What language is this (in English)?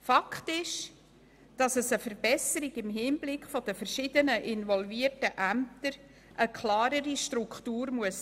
Swiss German